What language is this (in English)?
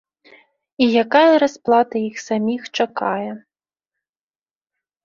Belarusian